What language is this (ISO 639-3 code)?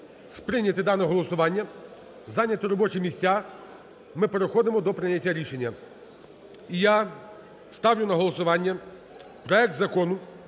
ukr